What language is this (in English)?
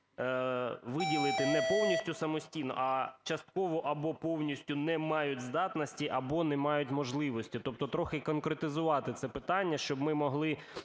Ukrainian